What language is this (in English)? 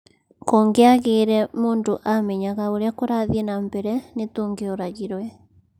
Kikuyu